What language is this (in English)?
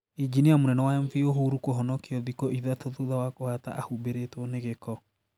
Kikuyu